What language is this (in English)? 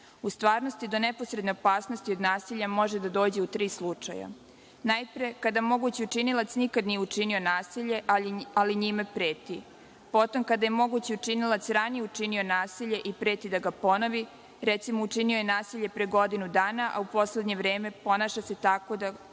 Serbian